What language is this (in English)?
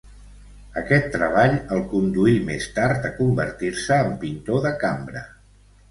Catalan